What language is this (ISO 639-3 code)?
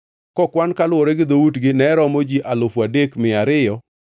luo